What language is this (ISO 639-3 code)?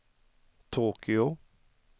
swe